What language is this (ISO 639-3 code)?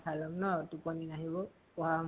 asm